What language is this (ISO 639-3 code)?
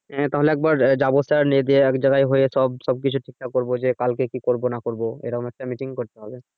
ben